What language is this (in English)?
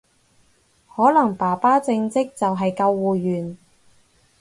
Cantonese